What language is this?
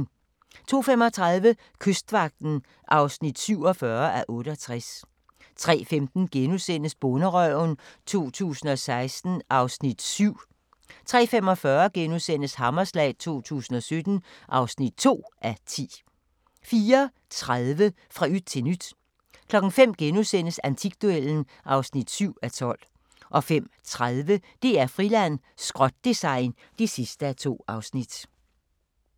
Danish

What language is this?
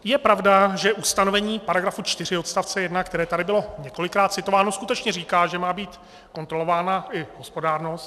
Czech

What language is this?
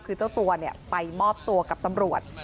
Thai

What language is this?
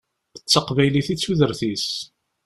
Kabyle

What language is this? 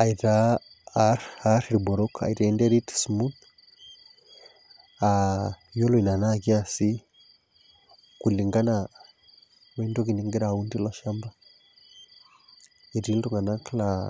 Masai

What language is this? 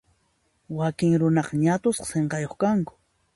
Puno Quechua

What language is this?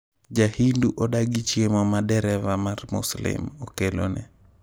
Luo (Kenya and Tanzania)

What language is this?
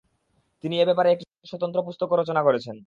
Bangla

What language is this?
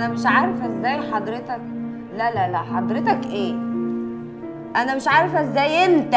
Arabic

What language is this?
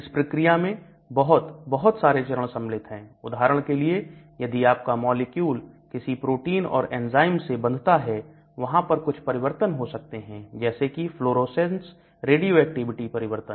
Hindi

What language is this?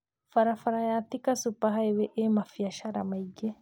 Kikuyu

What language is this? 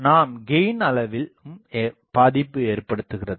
Tamil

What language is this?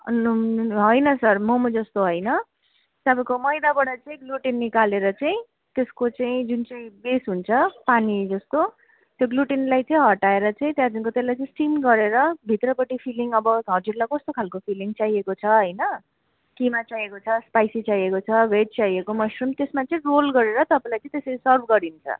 Nepali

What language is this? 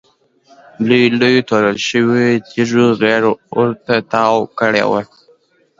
Pashto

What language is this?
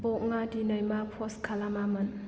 Bodo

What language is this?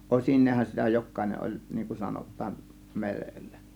Finnish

